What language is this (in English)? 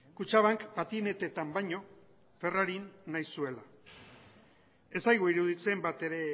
Basque